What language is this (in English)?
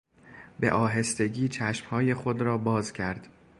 Persian